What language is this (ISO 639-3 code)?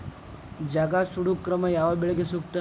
kan